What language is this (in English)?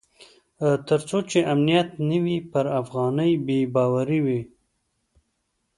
Pashto